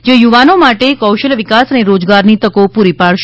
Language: Gujarati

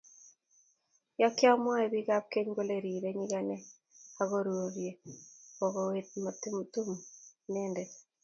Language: Kalenjin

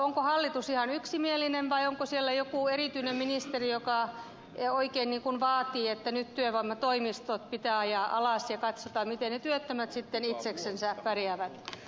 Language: Finnish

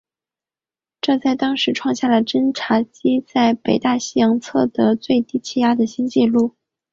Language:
Chinese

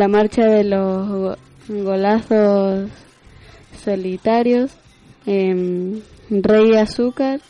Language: Spanish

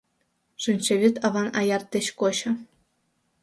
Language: Mari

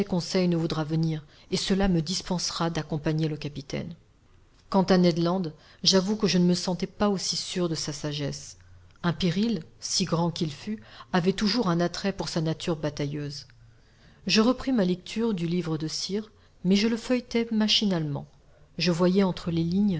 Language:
French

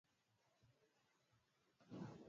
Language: Swahili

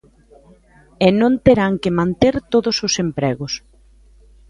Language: Galician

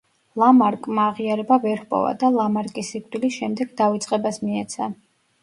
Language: Georgian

